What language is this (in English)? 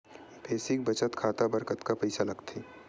Chhattisgarhi